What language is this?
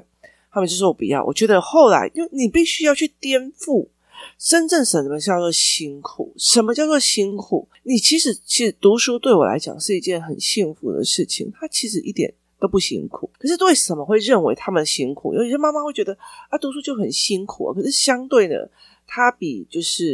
Chinese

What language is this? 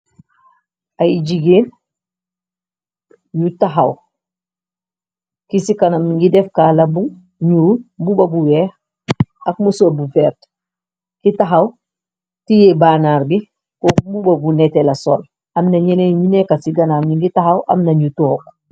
Wolof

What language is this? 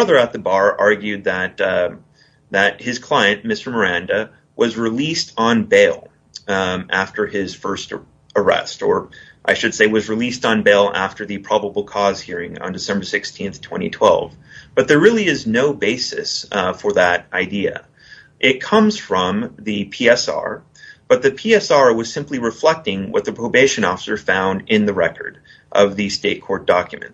English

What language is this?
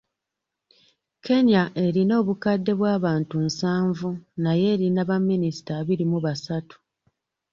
Ganda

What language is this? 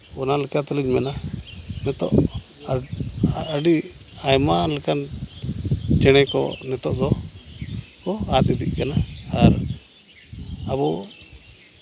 Santali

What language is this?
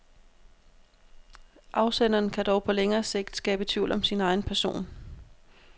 Danish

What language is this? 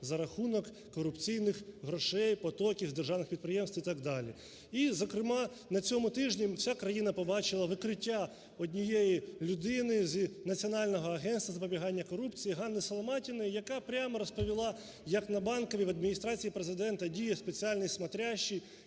Ukrainian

